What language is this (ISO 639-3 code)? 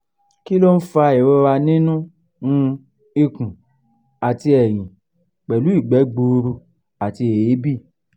yor